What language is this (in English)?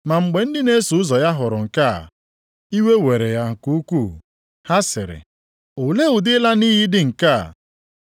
Igbo